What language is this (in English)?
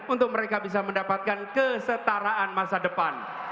Indonesian